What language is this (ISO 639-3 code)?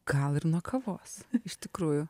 lit